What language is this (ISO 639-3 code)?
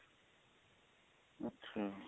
pan